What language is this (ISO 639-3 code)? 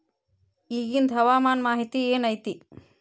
kan